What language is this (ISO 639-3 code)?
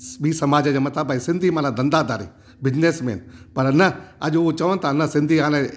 snd